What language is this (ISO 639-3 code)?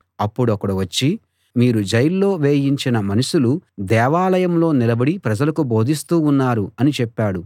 tel